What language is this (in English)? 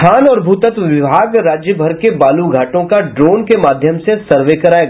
Hindi